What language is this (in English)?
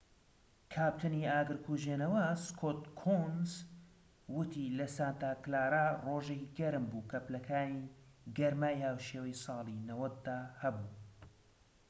Central Kurdish